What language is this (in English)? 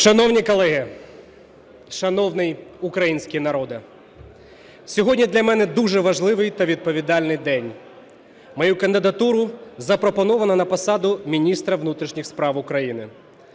Ukrainian